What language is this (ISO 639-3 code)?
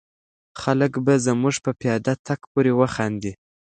pus